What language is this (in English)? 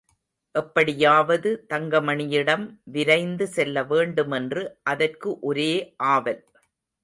Tamil